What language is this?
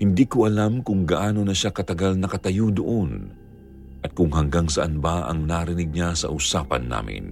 Filipino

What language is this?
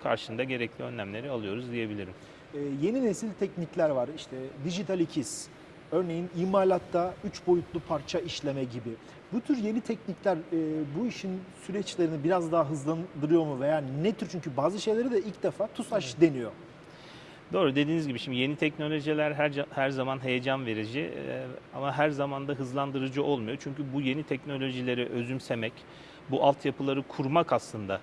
Turkish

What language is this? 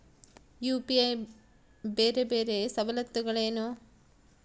Kannada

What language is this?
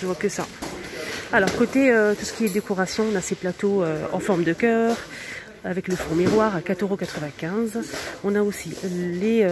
French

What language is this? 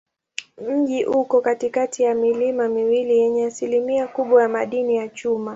Swahili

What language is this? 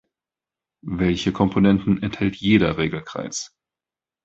German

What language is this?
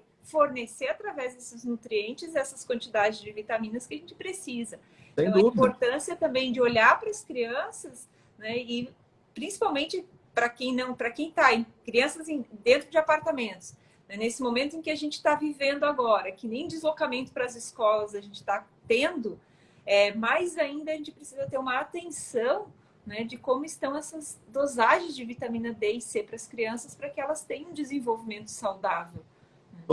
Portuguese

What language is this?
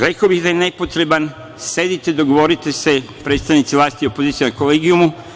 Serbian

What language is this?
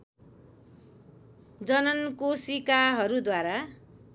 Nepali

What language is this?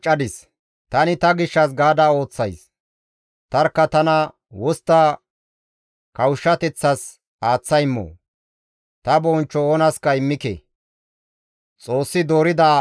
Gamo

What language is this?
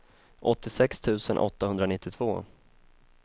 Swedish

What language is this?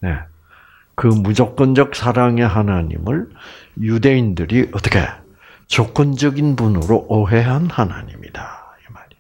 Korean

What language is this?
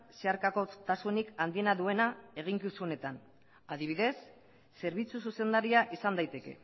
Basque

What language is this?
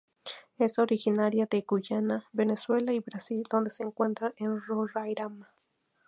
Spanish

